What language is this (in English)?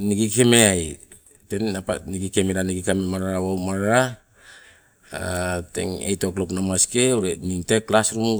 Sibe